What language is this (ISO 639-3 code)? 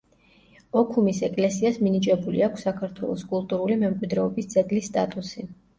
kat